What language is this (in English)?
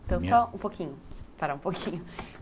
Portuguese